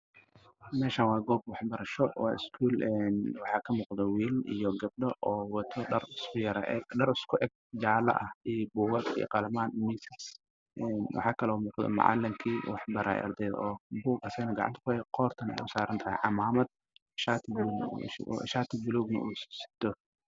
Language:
Somali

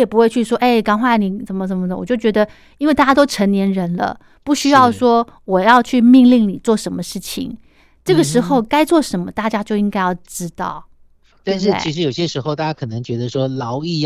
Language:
Chinese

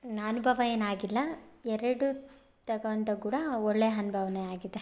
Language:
Kannada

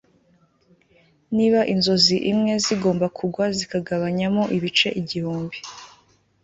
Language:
Kinyarwanda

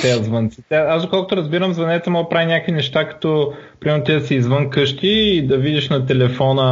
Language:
Bulgarian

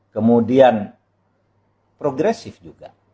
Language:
Indonesian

